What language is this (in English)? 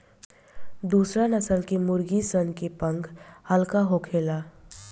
Bhojpuri